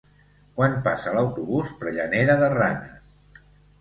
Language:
Catalan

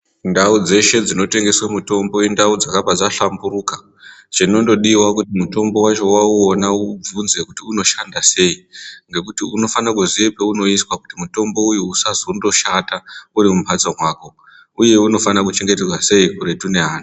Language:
Ndau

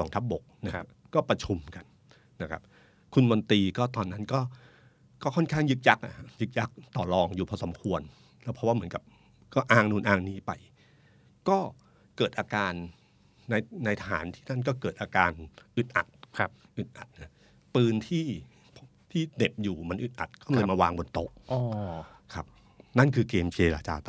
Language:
Thai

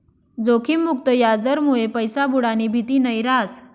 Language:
Marathi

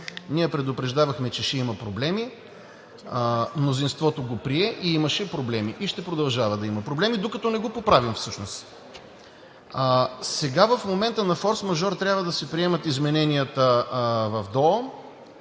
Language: Bulgarian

